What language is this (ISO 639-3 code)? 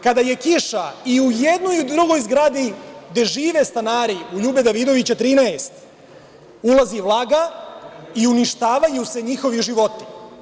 srp